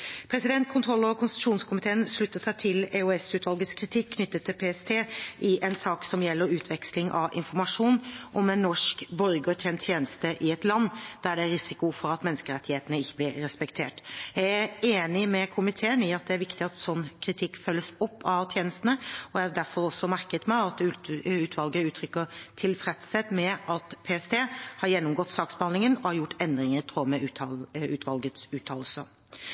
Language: Norwegian Bokmål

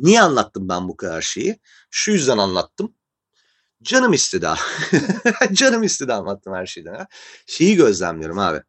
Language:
Turkish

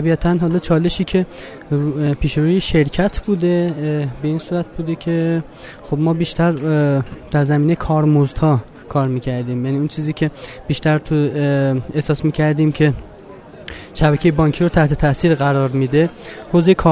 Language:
Persian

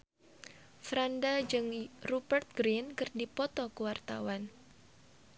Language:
Sundanese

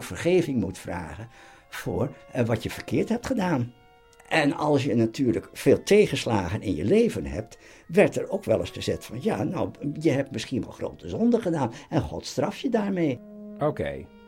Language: Dutch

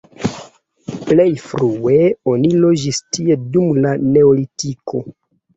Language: Esperanto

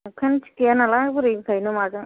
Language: Bodo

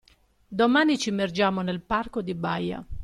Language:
Italian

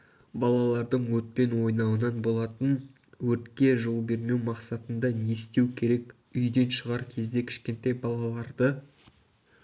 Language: Kazakh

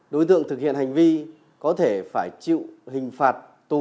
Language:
Vietnamese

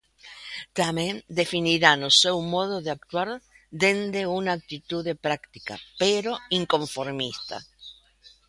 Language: Galician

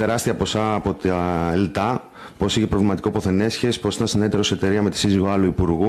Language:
Greek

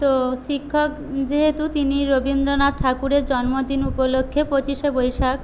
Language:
Bangla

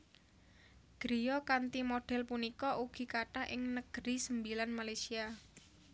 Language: Javanese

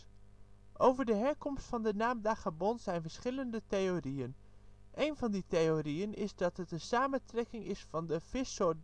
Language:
Dutch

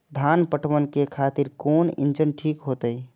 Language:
Maithili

